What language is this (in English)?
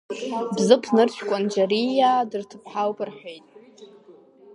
Abkhazian